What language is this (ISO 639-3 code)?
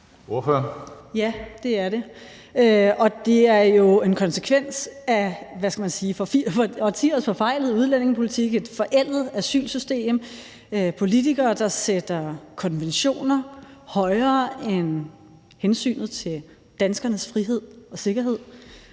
dan